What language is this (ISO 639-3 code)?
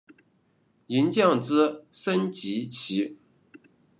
zho